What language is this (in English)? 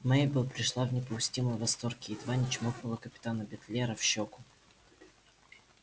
Russian